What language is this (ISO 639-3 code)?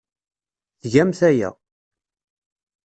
kab